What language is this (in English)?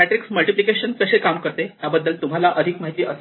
Marathi